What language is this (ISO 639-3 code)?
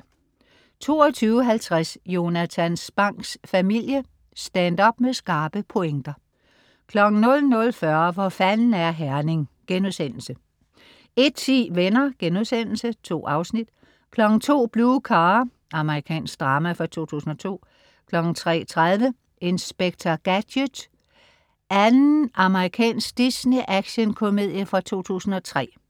dan